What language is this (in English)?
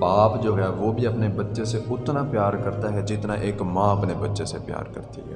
Urdu